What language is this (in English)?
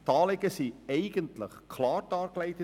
Swiss German